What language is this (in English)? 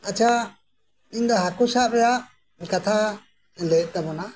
Santali